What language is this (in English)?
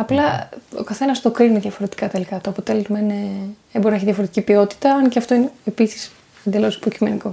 Greek